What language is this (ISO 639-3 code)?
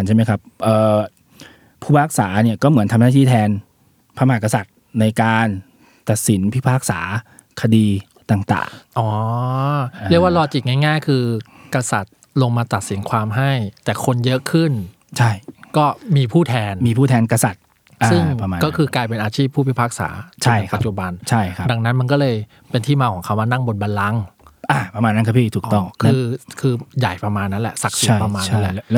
tha